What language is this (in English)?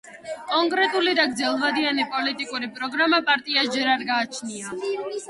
Georgian